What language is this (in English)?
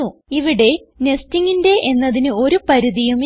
Malayalam